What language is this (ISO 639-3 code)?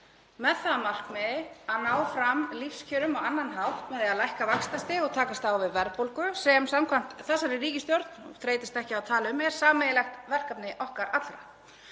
isl